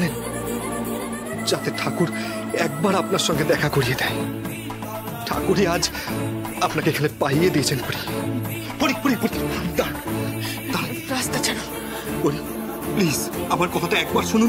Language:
Korean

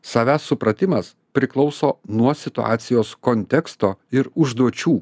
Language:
Lithuanian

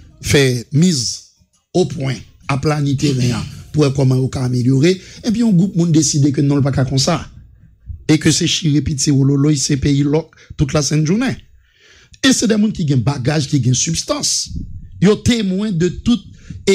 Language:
French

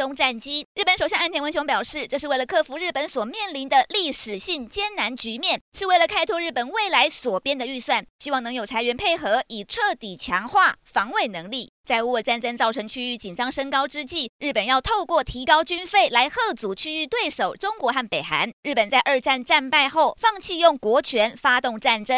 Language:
Chinese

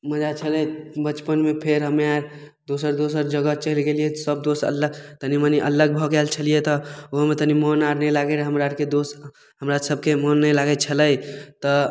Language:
Maithili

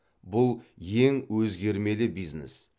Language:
Kazakh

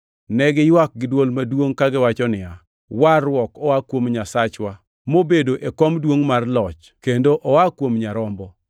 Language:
Luo (Kenya and Tanzania)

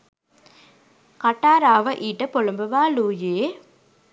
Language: Sinhala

